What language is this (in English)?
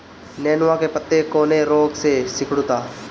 Bhojpuri